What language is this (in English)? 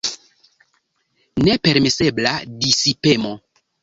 Esperanto